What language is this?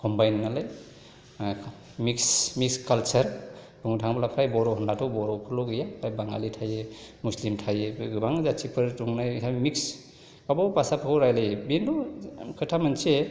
Bodo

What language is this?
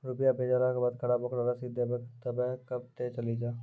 Maithili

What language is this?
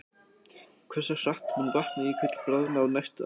Icelandic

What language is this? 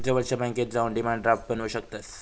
Marathi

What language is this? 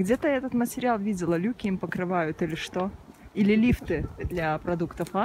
Russian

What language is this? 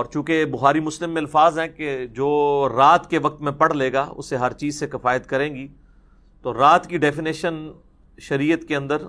Urdu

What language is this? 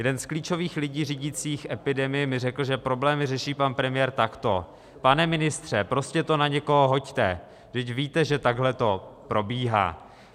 Czech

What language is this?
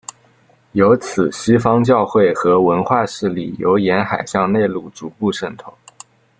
Chinese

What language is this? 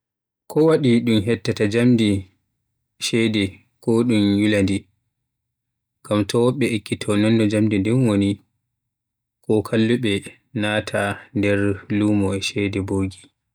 Western Niger Fulfulde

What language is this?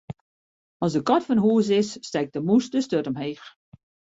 Western Frisian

